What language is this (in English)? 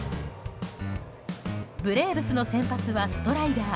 Japanese